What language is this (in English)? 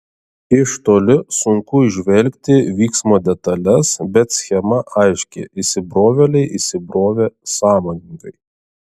Lithuanian